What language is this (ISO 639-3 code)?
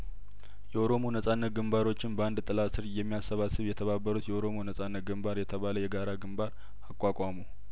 amh